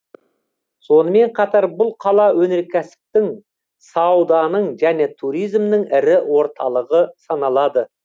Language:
Kazakh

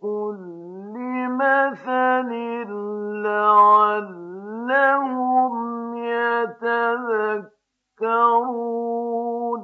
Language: Arabic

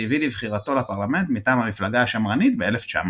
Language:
Hebrew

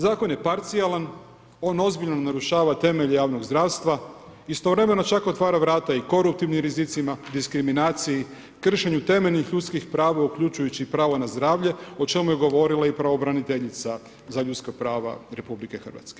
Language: Croatian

